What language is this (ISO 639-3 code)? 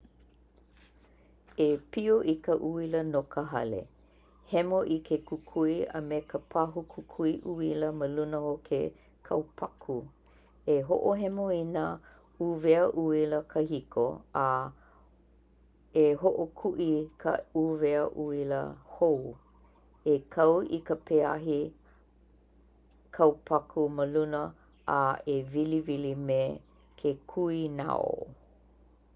haw